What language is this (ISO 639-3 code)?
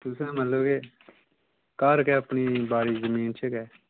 doi